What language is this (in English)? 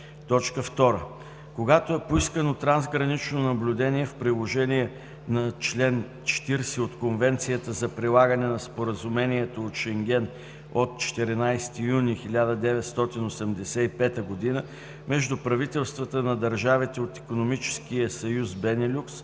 Bulgarian